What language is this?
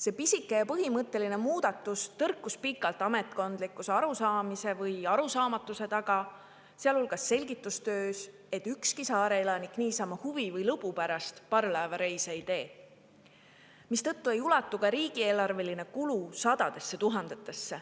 Estonian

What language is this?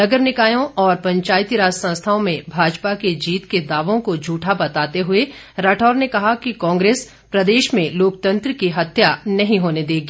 Hindi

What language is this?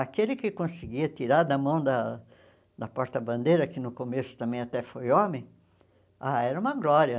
Portuguese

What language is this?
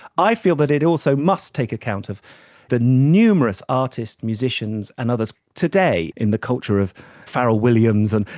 English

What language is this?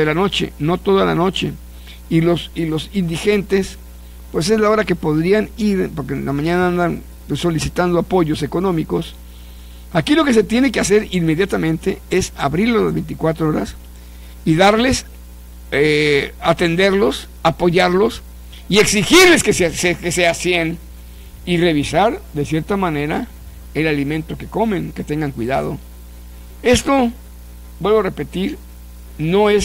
Spanish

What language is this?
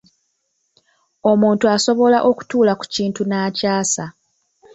Ganda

